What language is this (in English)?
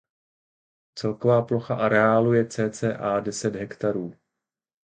Czech